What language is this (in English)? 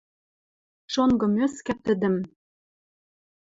Western Mari